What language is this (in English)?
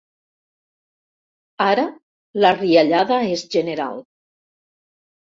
Catalan